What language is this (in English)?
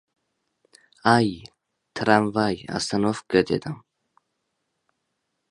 Uzbek